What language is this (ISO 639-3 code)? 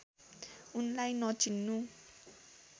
nep